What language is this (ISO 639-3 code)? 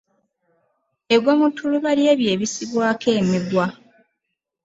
lug